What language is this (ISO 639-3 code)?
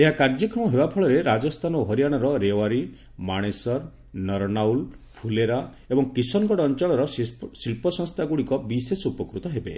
ori